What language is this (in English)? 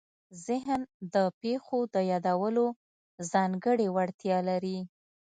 Pashto